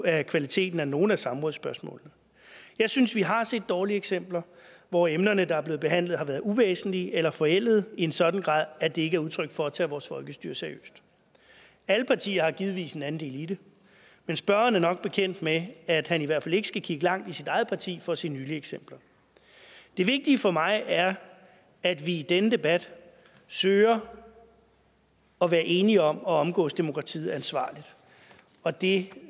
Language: Danish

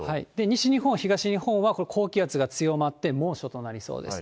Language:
Japanese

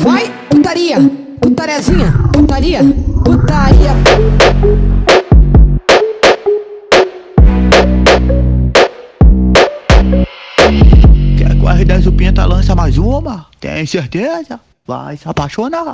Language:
Portuguese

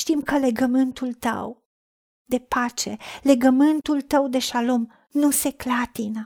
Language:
Romanian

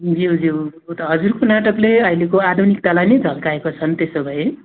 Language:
Nepali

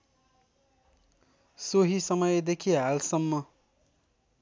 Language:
Nepali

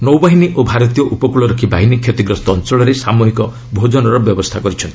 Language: Odia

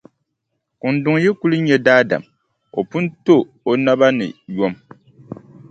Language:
Dagbani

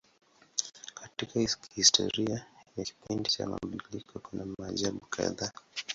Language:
Swahili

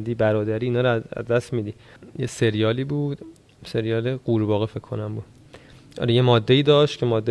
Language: Persian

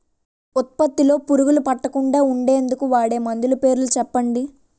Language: Telugu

